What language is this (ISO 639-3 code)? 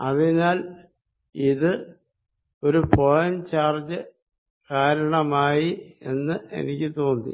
mal